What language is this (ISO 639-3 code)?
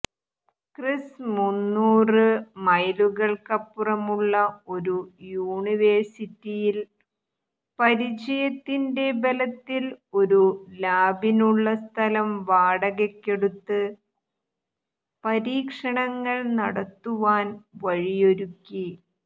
mal